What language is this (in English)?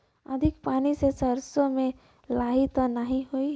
Bhojpuri